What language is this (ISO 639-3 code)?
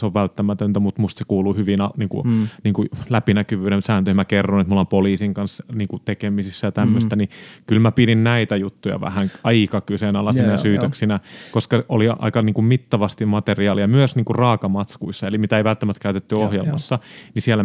fin